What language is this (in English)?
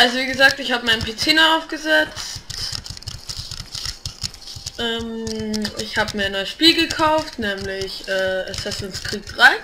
German